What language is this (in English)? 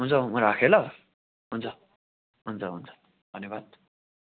Nepali